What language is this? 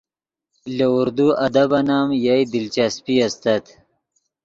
Yidgha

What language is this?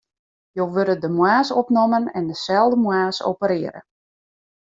Western Frisian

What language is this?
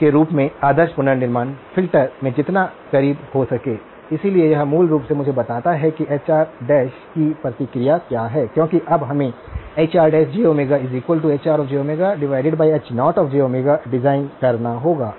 Hindi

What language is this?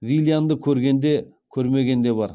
Kazakh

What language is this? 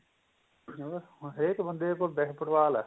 Punjabi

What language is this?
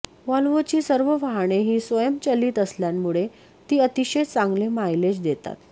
Marathi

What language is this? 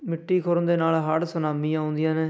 Punjabi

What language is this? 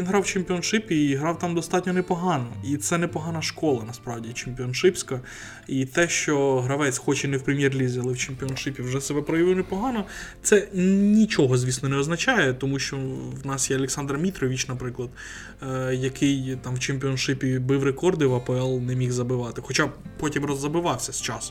Ukrainian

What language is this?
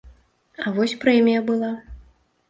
Belarusian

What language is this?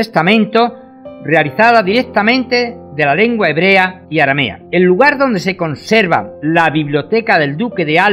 Spanish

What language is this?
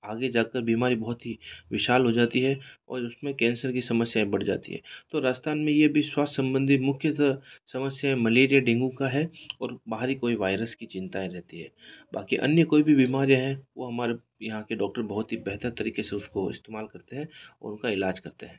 Hindi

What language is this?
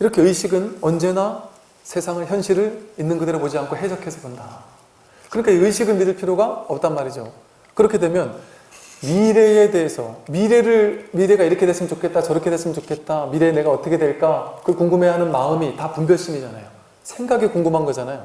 Korean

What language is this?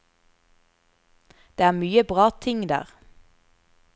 Norwegian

